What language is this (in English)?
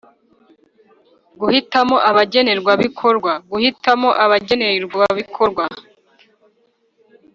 Kinyarwanda